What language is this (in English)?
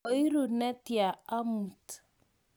Kalenjin